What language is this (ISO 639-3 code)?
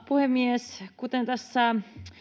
fin